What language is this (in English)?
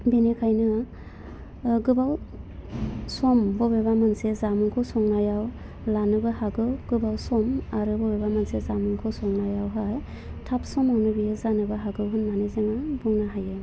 Bodo